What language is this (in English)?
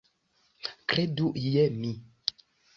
Esperanto